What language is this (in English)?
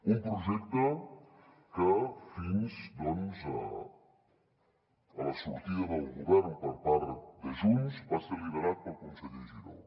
Catalan